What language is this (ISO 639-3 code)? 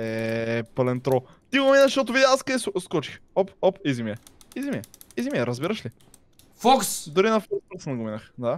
bul